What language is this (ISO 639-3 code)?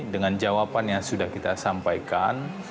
ind